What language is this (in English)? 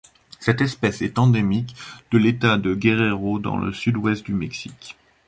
French